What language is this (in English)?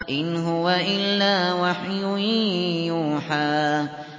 Arabic